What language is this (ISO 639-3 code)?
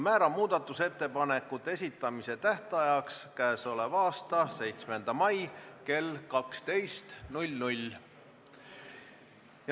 est